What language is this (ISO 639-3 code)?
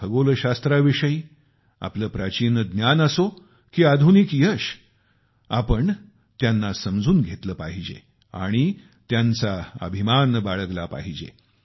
mar